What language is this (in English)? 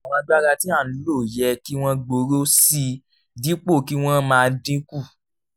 Yoruba